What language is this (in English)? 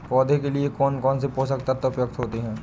Hindi